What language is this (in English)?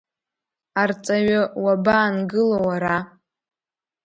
Abkhazian